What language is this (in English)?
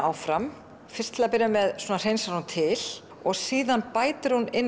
Icelandic